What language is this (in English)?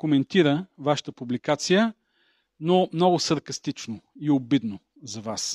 Bulgarian